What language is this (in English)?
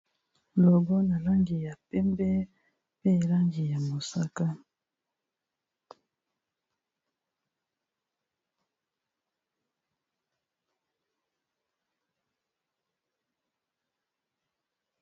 Lingala